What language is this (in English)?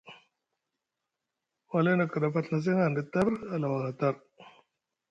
Musgu